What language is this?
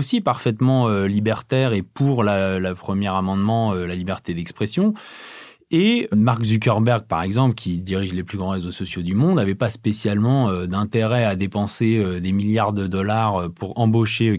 French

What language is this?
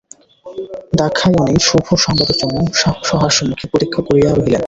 Bangla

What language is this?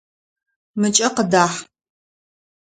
Adyghe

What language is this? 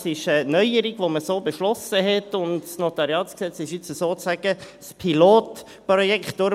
Swiss German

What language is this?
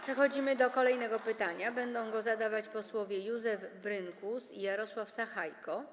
Polish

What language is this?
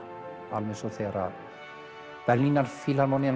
Icelandic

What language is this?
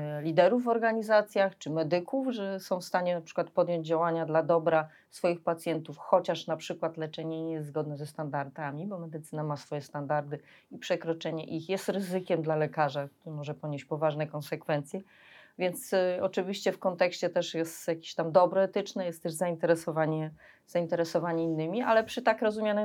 Polish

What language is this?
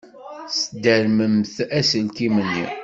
Kabyle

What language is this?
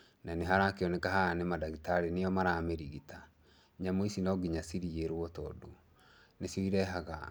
Kikuyu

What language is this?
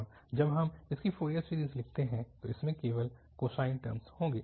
Hindi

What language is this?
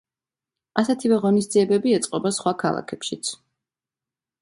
Georgian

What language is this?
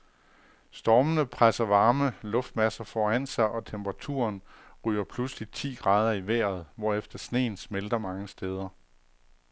Danish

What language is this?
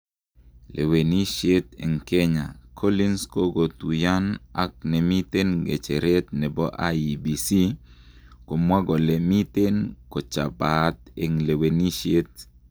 Kalenjin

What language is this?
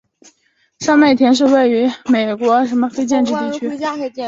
Chinese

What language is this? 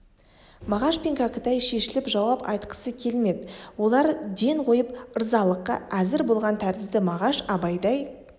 Kazakh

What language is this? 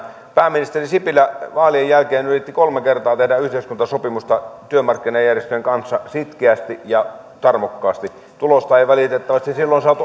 Finnish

